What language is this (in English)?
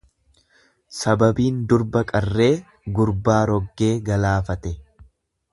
Oromo